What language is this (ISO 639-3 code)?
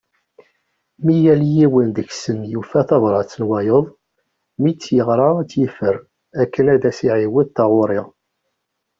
kab